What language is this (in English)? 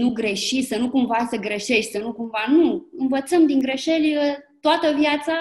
Romanian